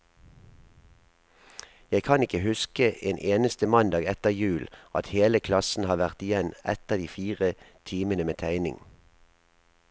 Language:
Norwegian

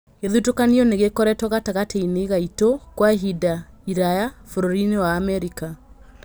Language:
Kikuyu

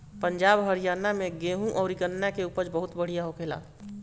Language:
Bhojpuri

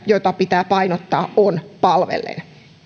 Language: Finnish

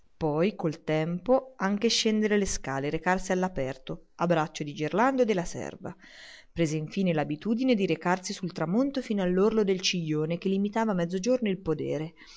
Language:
Italian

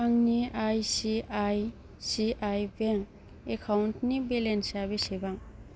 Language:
Bodo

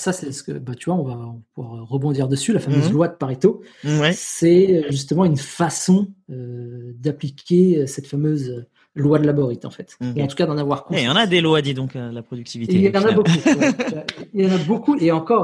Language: French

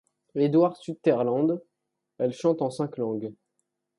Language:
French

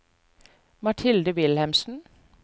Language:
Norwegian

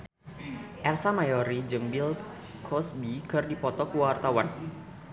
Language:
Sundanese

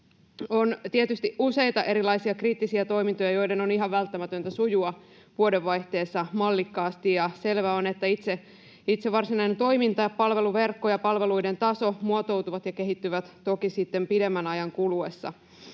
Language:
Finnish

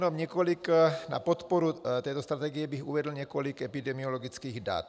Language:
Czech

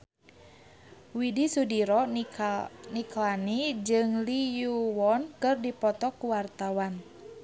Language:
Sundanese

